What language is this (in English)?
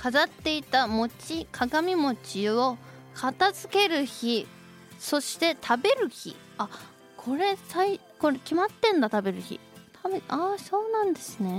Japanese